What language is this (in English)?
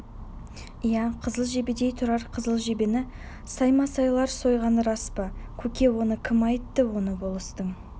Kazakh